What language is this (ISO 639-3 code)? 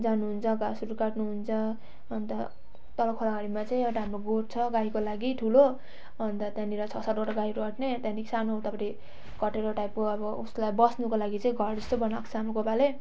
nep